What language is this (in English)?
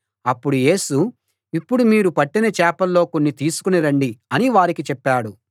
Telugu